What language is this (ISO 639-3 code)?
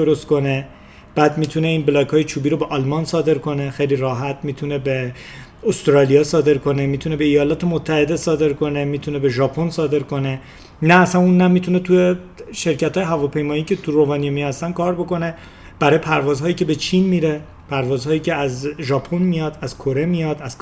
fas